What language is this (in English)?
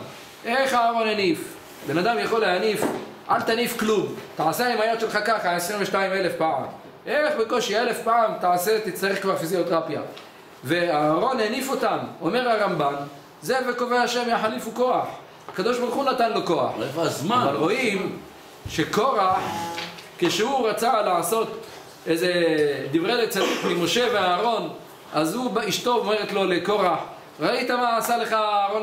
Hebrew